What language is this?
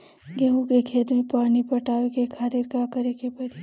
Bhojpuri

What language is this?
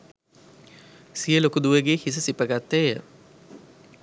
Sinhala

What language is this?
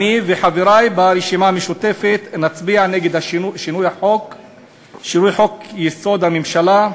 Hebrew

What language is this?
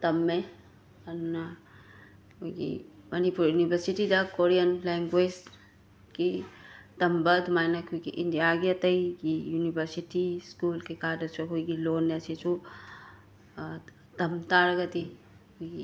Manipuri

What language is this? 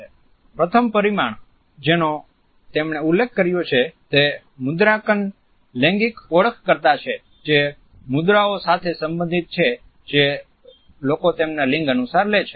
Gujarati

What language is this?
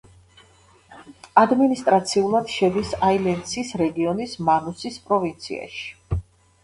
Georgian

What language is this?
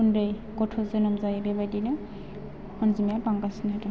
Bodo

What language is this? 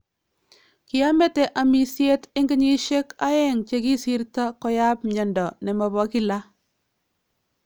Kalenjin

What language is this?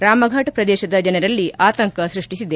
Kannada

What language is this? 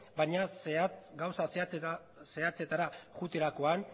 Basque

